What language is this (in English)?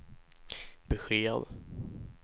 Swedish